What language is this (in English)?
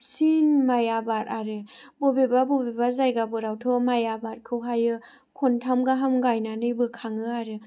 Bodo